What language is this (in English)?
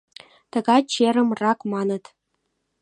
Mari